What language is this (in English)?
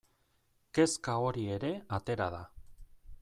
Basque